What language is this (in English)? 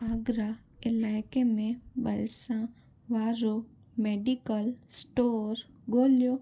Sindhi